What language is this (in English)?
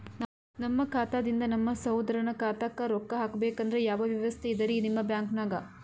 Kannada